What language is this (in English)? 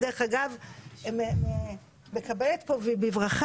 Hebrew